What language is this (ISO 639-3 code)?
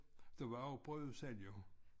dan